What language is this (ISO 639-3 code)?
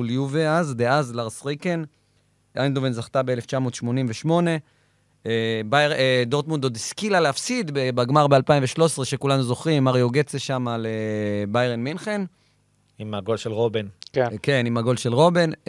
heb